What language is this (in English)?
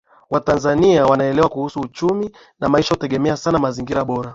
Swahili